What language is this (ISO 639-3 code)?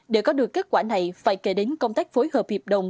vie